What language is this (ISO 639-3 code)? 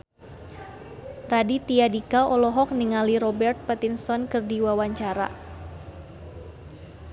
sun